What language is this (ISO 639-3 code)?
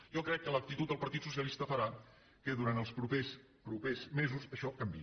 cat